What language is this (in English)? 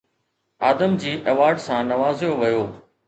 Sindhi